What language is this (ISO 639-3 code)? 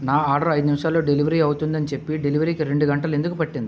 tel